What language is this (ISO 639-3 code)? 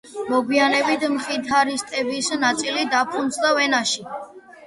kat